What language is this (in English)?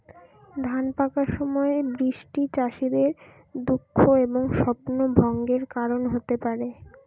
Bangla